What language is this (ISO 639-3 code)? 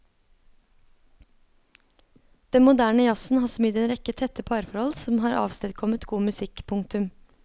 nor